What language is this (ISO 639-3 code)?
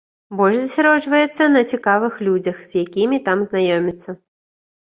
bel